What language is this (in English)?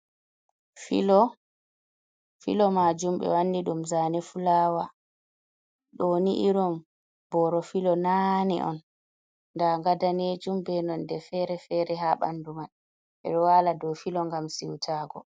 Fula